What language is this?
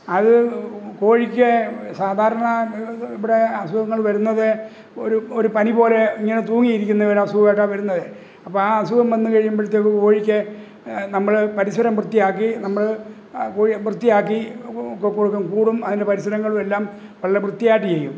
Malayalam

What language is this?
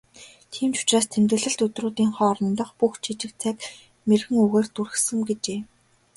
Mongolian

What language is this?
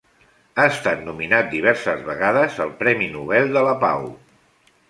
Catalan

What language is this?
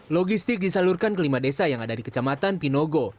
Indonesian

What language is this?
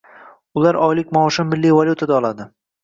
Uzbek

